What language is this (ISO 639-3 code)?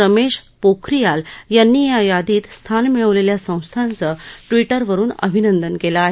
mar